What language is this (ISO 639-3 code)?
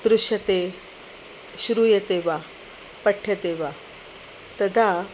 san